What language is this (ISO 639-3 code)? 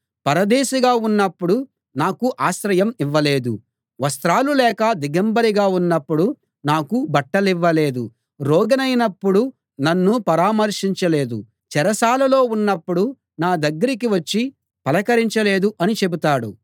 tel